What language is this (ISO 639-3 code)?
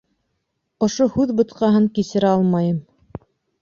bak